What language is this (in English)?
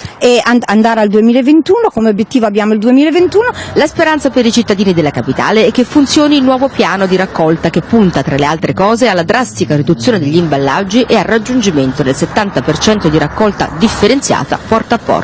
Italian